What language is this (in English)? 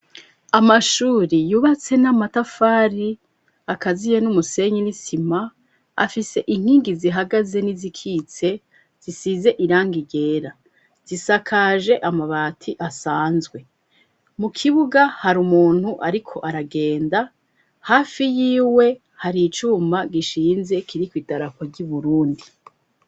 Rundi